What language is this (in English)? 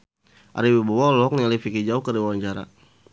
Sundanese